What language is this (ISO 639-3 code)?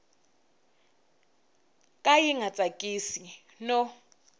tso